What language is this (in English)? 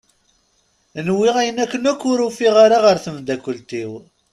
Kabyle